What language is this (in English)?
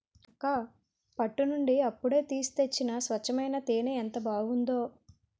Telugu